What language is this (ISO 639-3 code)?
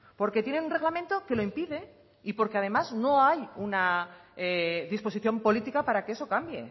spa